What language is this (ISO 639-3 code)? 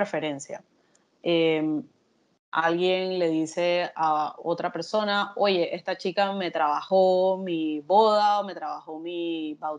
spa